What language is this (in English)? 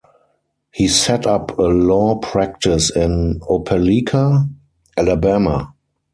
English